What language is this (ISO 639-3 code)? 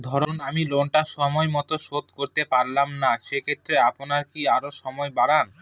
ben